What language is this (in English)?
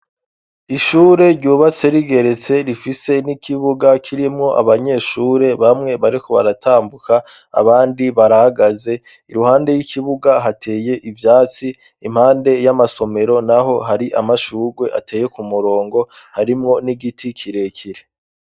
Rundi